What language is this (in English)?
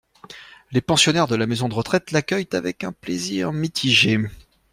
French